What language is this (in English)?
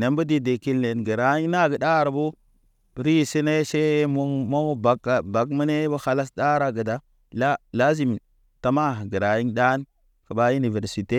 Naba